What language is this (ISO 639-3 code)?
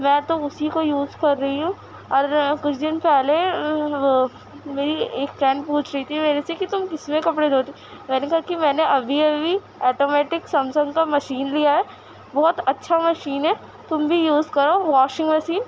urd